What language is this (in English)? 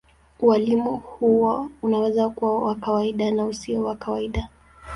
Swahili